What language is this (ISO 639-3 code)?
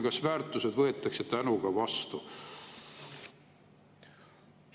est